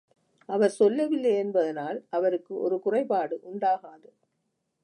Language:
Tamil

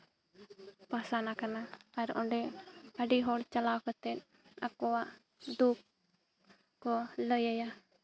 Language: Santali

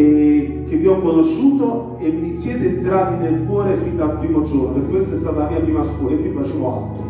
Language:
Italian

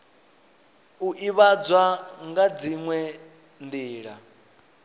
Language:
Venda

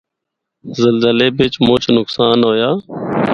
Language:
Northern Hindko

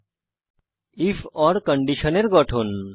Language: Bangla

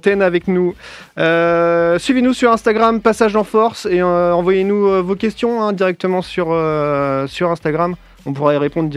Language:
French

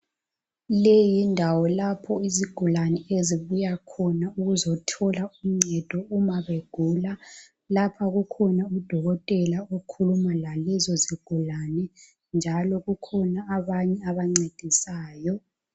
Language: North Ndebele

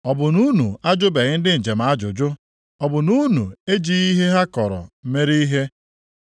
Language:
Igbo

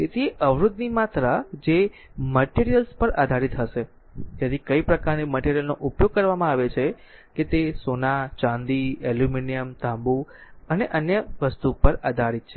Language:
Gujarati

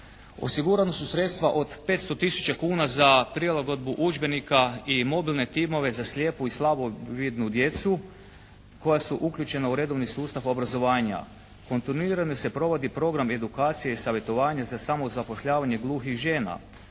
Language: Croatian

